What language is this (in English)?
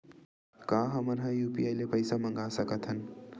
Chhattisgarhi